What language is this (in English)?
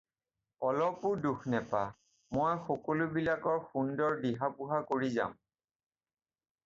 Assamese